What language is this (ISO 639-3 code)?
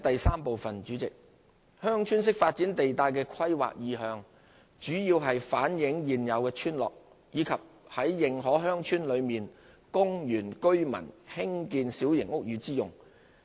yue